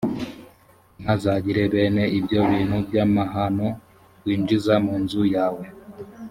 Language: Kinyarwanda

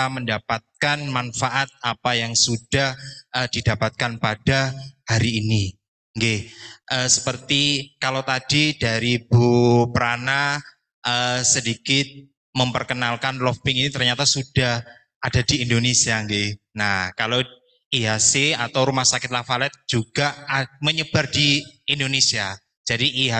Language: Indonesian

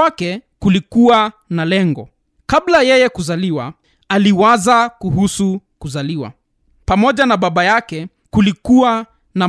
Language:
Swahili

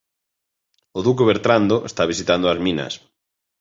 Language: Galician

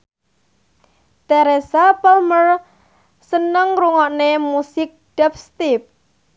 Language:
Javanese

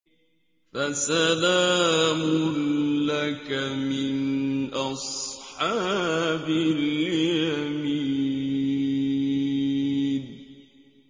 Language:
Arabic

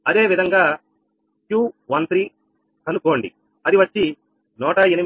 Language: Telugu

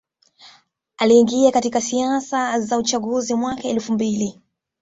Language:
Swahili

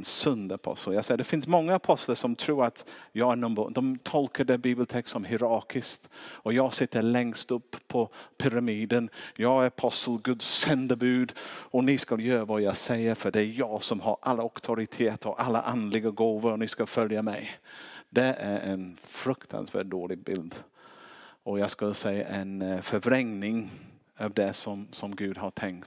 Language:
Swedish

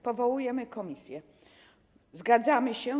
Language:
Polish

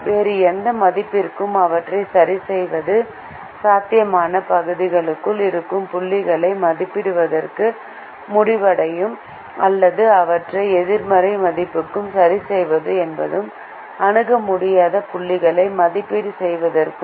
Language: Tamil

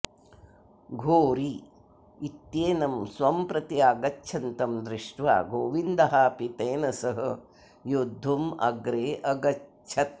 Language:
Sanskrit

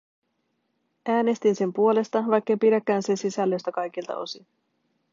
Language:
Finnish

